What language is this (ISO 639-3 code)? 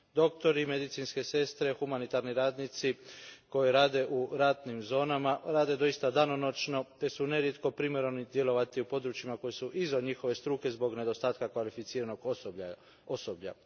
hrv